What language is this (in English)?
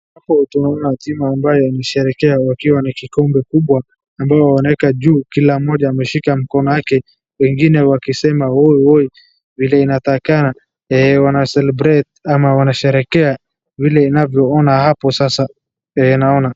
Swahili